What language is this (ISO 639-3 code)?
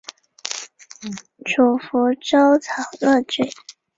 zho